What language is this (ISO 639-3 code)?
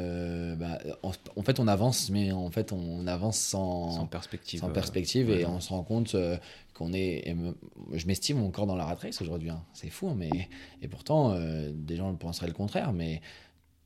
fra